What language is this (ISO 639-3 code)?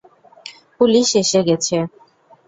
ben